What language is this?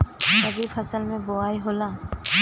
Bhojpuri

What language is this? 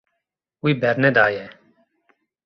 Kurdish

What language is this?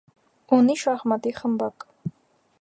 Armenian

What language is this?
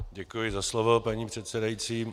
Czech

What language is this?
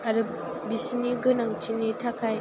Bodo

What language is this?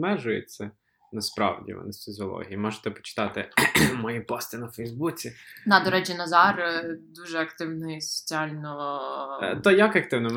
Ukrainian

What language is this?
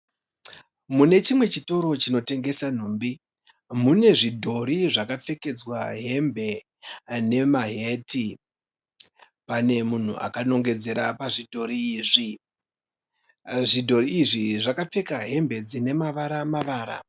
Shona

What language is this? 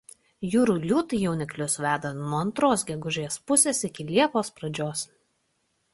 Lithuanian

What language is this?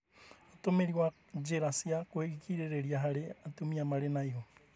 Kikuyu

